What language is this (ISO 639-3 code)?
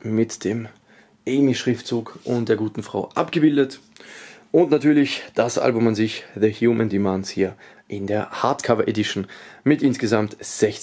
deu